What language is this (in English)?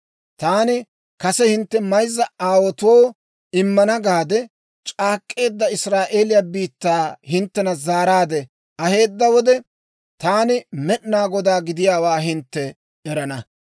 Dawro